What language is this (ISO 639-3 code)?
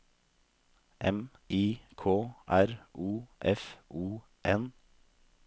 nor